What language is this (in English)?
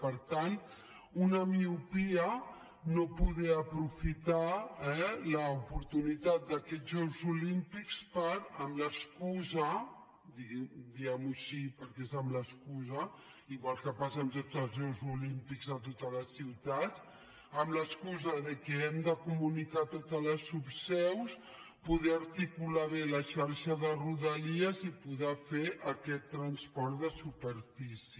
Catalan